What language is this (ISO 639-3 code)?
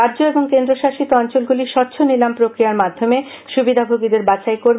ben